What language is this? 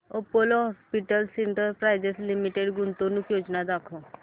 Marathi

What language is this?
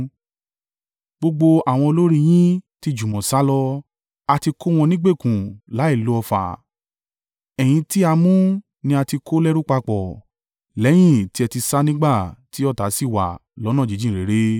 Yoruba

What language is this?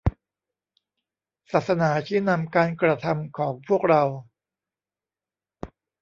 Thai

